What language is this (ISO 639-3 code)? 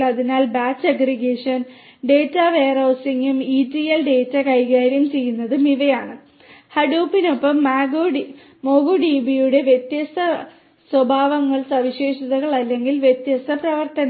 mal